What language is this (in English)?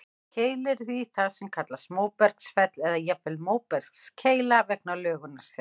Icelandic